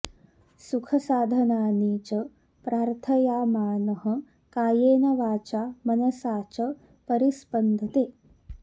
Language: Sanskrit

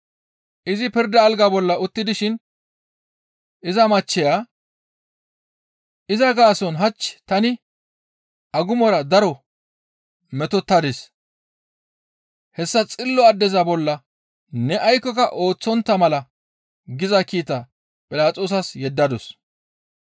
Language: Gamo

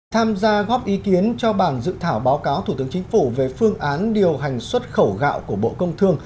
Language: Vietnamese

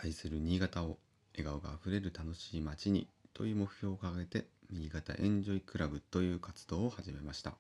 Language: Japanese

